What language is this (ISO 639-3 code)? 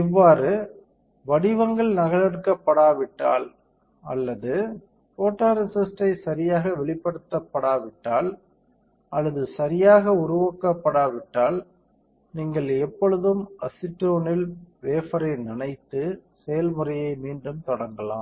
tam